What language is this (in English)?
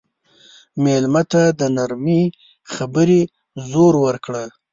Pashto